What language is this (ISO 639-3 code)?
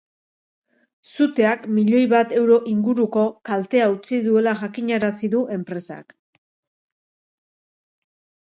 eus